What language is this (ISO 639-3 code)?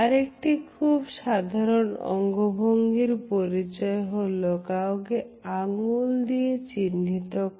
ben